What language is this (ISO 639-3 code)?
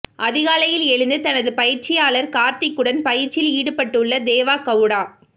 tam